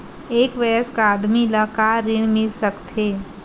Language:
Chhattisgarhi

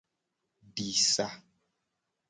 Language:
Gen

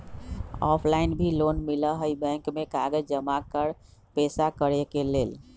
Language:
Magahi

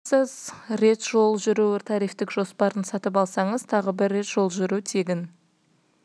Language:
Kazakh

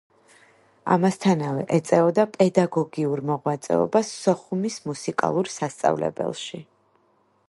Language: Georgian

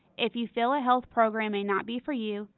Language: English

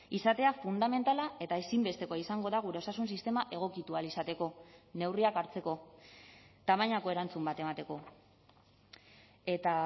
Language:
Basque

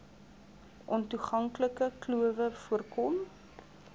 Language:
Afrikaans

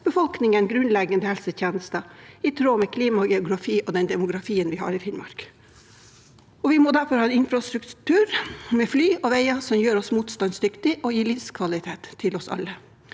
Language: Norwegian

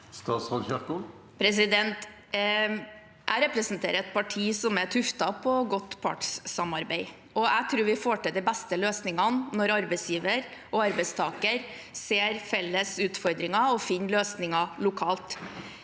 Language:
Norwegian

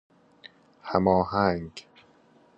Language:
Persian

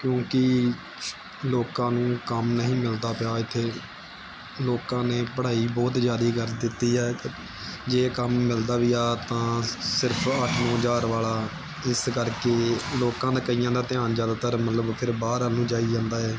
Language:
Punjabi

